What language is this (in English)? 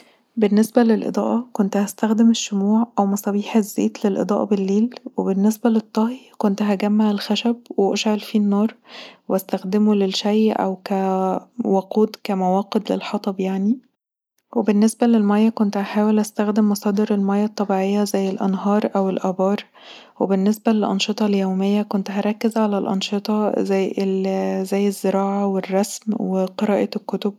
Egyptian Arabic